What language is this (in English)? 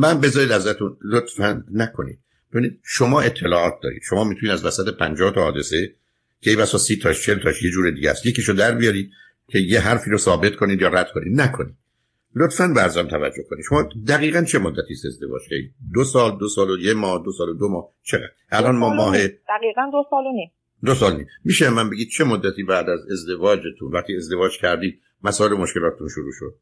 Persian